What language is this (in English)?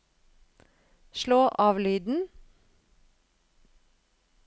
Norwegian